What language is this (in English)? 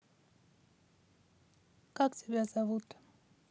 Russian